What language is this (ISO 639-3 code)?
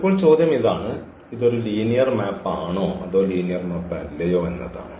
mal